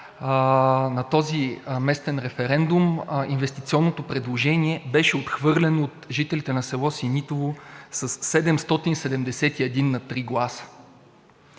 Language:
Bulgarian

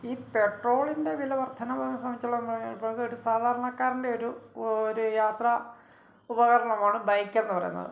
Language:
Malayalam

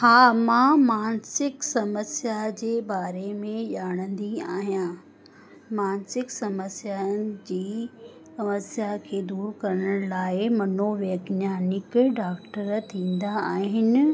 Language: Sindhi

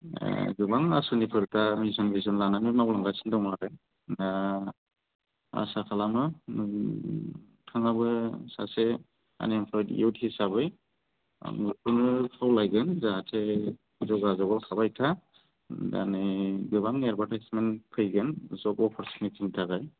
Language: Bodo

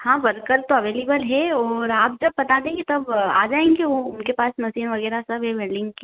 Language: Hindi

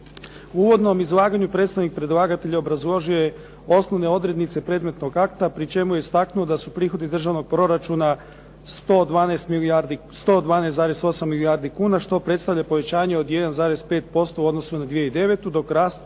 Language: Croatian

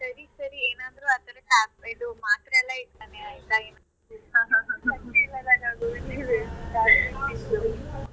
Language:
Kannada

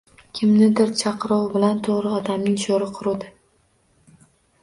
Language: Uzbek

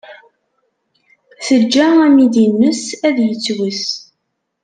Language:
Kabyle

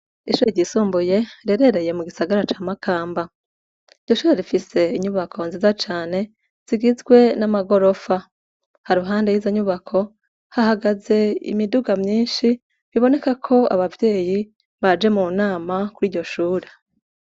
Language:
Rundi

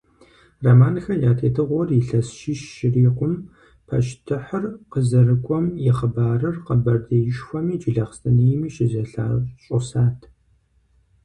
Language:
Kabardian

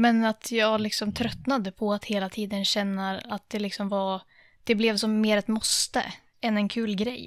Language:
Swedish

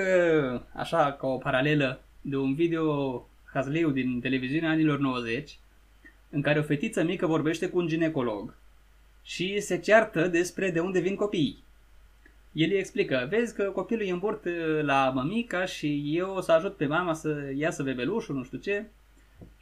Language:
Romanian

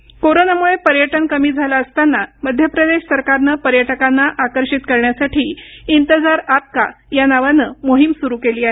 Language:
Marathi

